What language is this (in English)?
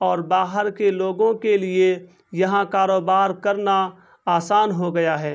Urdu